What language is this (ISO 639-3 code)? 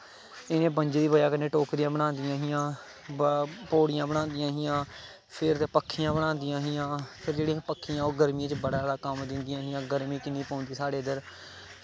doi